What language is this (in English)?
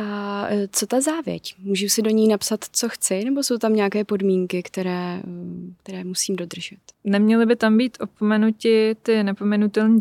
Czech